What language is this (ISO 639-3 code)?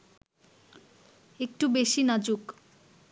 ben